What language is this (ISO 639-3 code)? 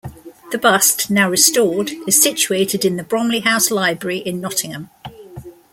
eng